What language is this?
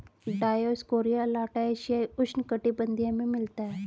Hindi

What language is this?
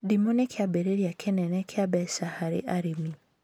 Kikuyu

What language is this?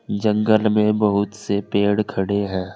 Hindi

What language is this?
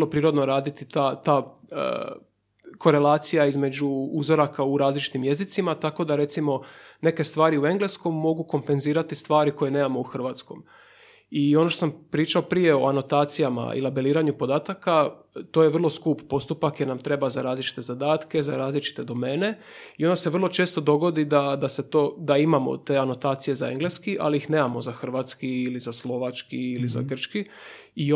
Croatian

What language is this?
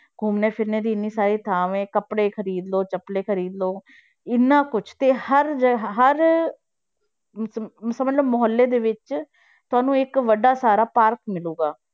Punjabi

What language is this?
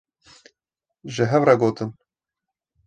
Kurdish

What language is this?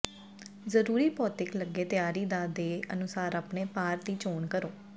Punjabi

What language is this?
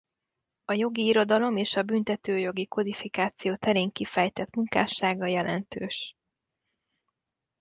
Hungarian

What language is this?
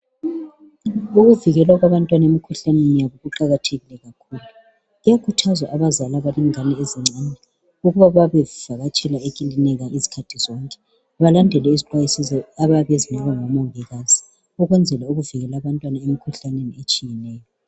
North Ndebele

